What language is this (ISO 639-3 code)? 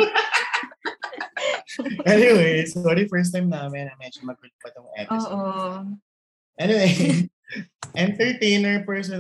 fil